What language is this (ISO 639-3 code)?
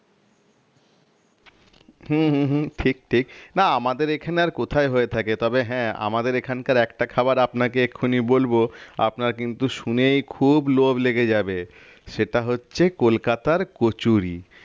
ben